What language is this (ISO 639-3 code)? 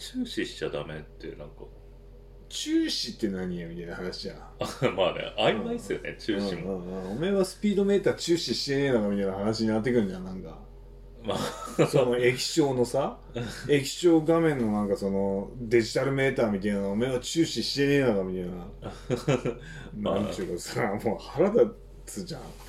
jpn